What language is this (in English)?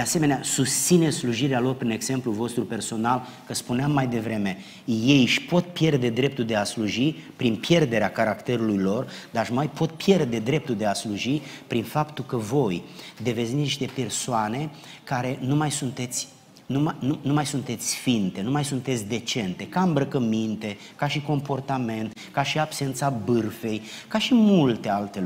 Romanian